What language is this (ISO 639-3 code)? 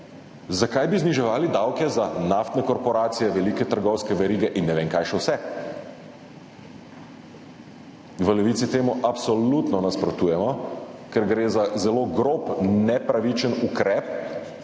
slv